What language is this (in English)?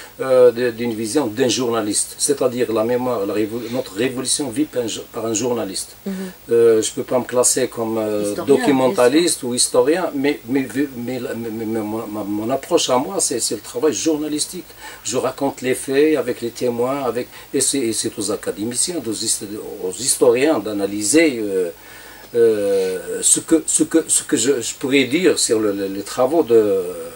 French